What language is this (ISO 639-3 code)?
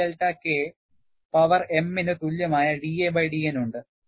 mal